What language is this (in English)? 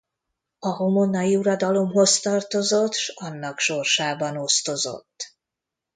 Hungarian